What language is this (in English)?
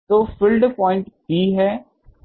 Hindi